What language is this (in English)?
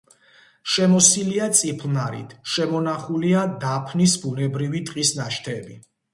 Georgian